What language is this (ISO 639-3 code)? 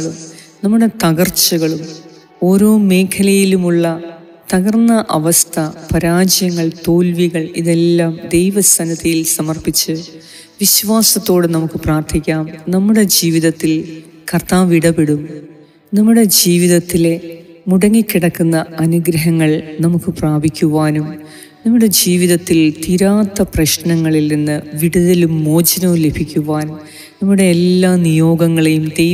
mal